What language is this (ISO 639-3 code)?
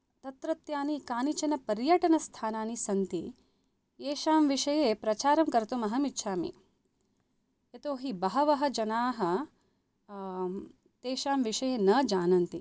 san